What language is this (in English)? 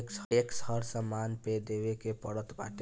Bhojpuri